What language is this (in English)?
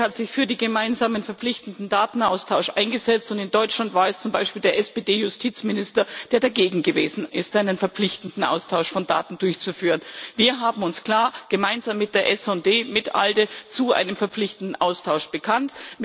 German